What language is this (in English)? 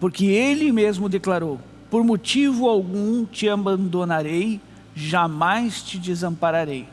Portuguese